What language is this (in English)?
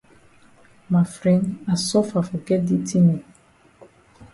Cameroon Pidgin